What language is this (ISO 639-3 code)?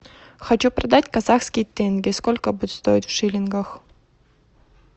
rus